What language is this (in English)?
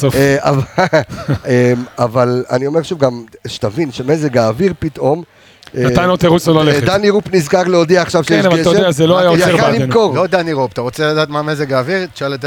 Hebrew